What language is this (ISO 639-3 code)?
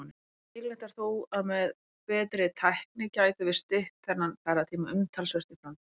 isl